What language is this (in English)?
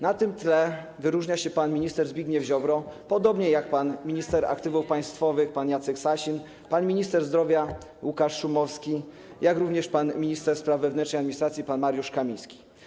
Polish